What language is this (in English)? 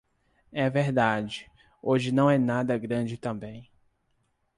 Portuguese